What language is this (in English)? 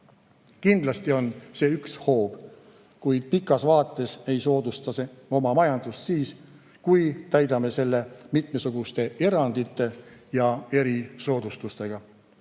Estonian